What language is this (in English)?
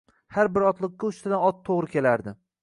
Uzbek